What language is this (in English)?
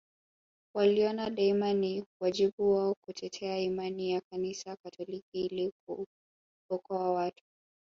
Swahili